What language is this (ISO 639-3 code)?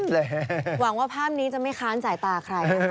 tha